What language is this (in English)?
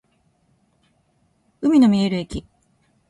Japanese